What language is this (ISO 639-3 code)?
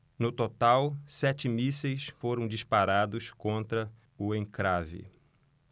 por